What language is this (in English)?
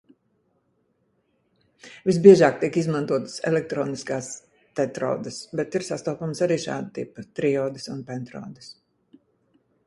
Latvian